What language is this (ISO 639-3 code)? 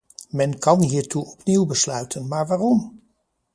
nld